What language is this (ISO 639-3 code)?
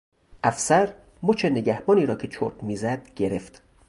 fas